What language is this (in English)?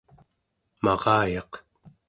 Central Yupik